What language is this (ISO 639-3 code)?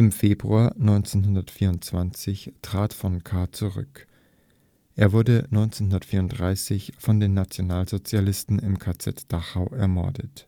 deu